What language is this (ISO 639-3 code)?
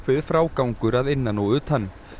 isl